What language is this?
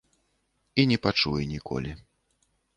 Belarusian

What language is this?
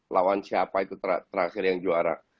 Indonesian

